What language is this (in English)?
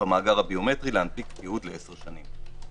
Hebrew